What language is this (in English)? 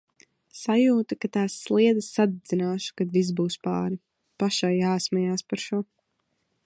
Latvian